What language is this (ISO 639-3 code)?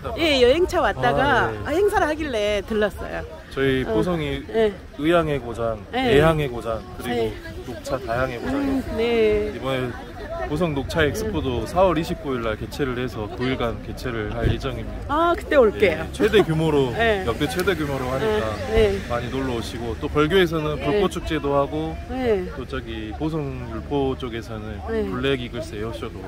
kor